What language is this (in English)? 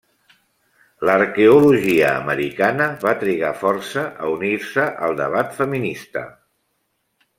Catalan